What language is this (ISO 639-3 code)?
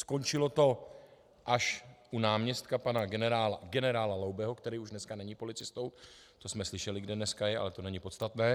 ces